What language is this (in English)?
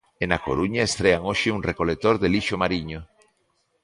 Galician